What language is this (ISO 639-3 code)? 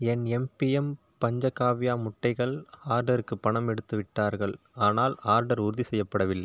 tam